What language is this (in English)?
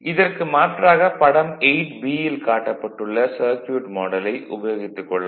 Tamil